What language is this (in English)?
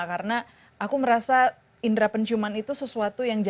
Indonesian